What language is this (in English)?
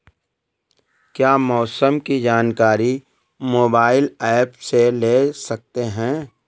Hindi